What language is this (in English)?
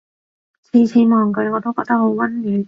Cantonese